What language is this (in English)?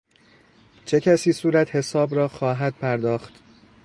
Persian